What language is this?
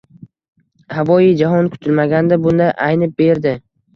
Uzbek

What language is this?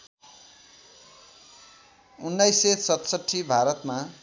Nepali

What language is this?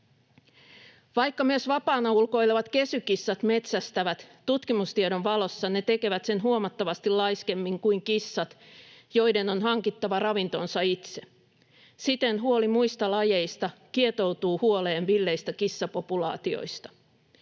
Finnish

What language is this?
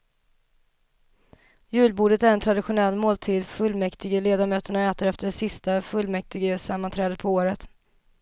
Swedish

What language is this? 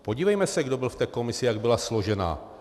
Czech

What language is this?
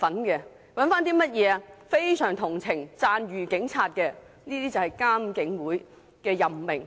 Cantonese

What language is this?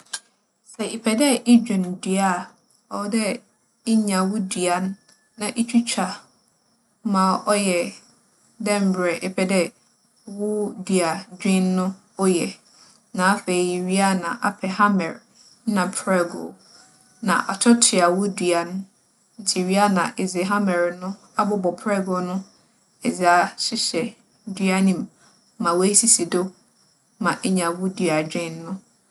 Akan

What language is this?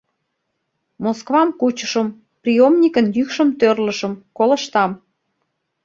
Mari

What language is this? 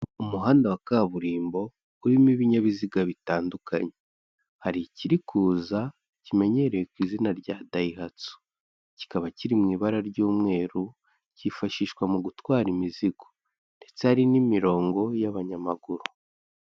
Kinyarwanda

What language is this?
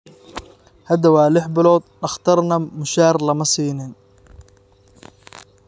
Somali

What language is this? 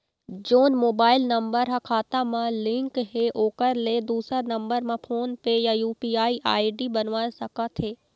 Chhattisgarhi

